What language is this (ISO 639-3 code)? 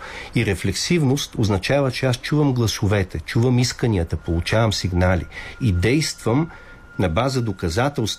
bul